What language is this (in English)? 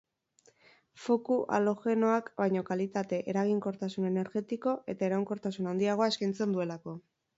Basque